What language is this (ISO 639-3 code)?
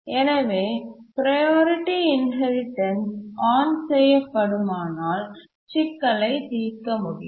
tam